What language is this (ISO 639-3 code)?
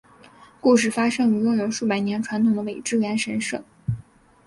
zho